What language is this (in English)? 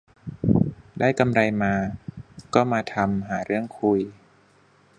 Thai